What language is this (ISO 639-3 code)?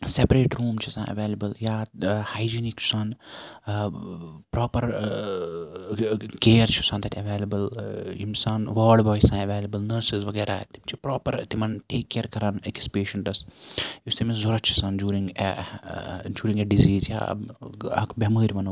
kas